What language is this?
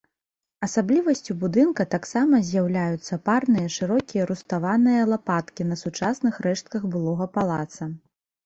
Belarusian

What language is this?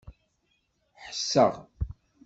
Kabyle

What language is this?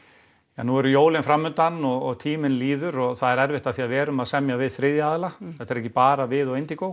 Icelandic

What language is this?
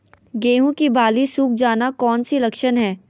Magahi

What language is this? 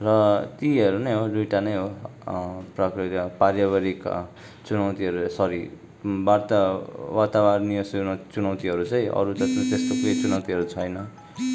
Nepali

